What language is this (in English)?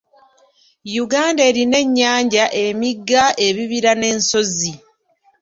Ganda